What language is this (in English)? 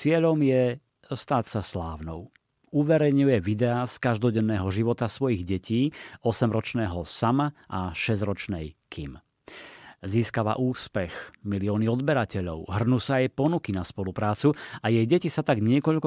Slovak